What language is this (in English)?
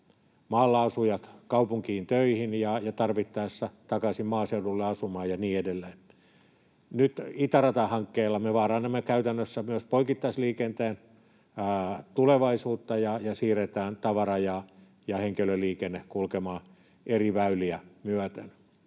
Finnish